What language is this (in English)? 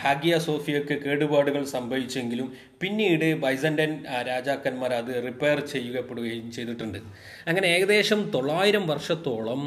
Malayalam